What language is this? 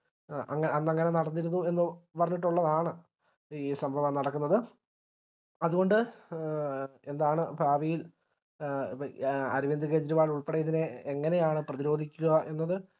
Malayalam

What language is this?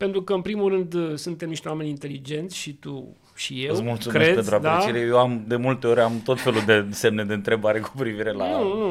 Romanian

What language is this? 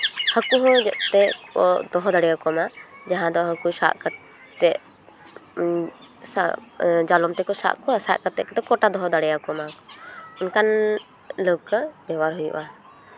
Santali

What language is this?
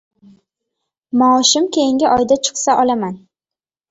Uzbek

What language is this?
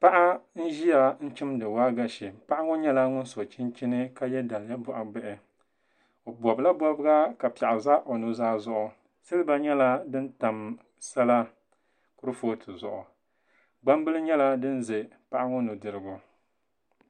Dagbani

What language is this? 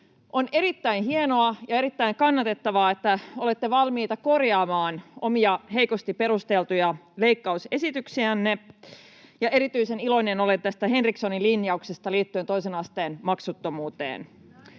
Finnish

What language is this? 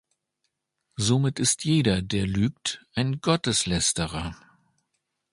German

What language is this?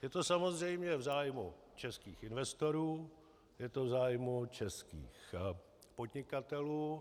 Czech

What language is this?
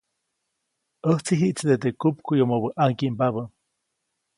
Copainalá Zoque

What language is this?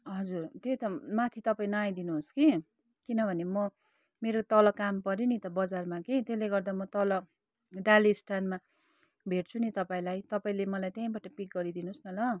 Nepali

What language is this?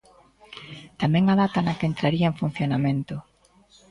Galician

